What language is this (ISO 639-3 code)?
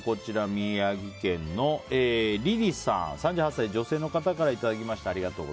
jpn